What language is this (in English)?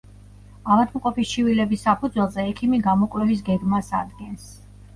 Georgian